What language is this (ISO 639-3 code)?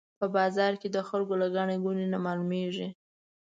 pus